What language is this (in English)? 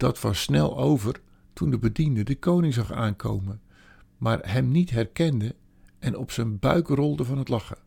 Dutch